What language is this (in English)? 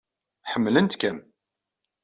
Kabyle